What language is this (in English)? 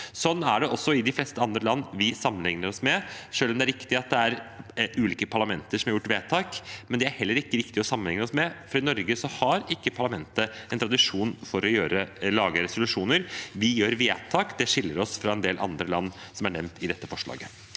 Norwegian